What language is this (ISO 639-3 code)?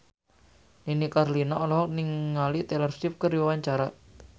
sun